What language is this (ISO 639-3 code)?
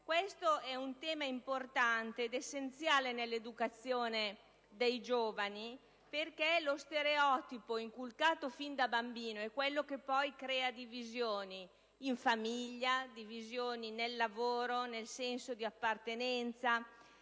ita